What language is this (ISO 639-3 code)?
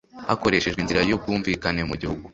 kin